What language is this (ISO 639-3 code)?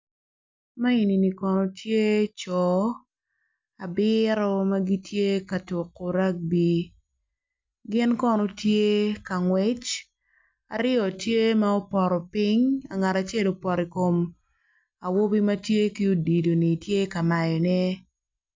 ach